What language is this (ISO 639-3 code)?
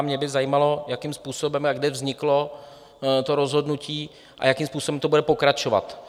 ces